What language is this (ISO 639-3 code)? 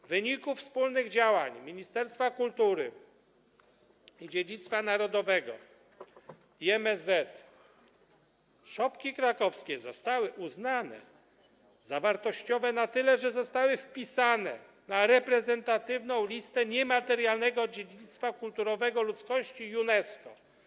pol